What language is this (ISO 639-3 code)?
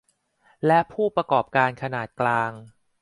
tha